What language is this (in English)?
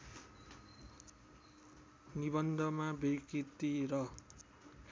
Nepali